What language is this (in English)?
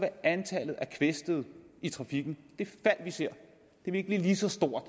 Danish